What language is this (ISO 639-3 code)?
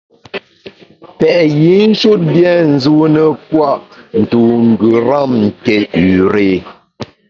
bax